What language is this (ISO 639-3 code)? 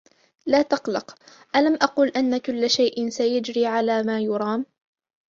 ara